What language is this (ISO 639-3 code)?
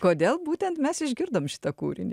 lit